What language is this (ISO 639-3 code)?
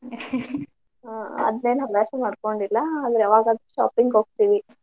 kan